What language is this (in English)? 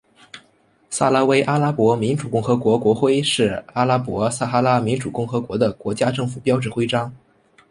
Chinese